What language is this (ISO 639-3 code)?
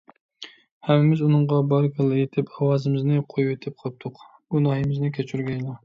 uig